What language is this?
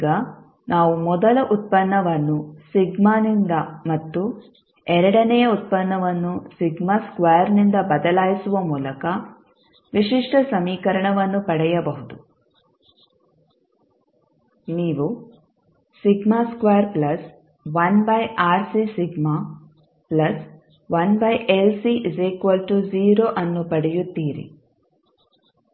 Kannada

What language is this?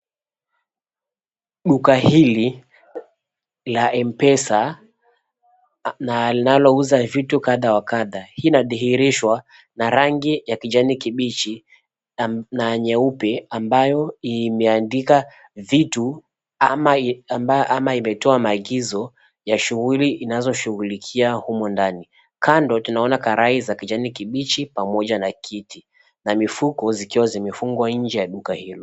Swahili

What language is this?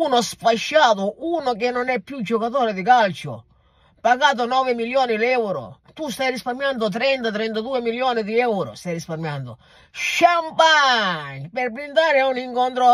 Italian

